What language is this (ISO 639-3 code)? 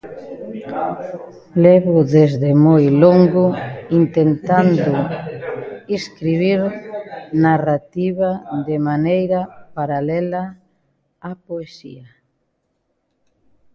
glg